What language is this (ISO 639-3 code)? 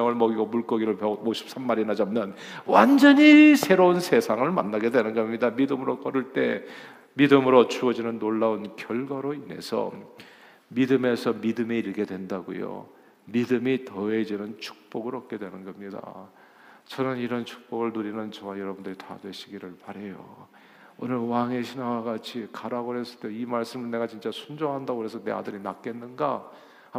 kor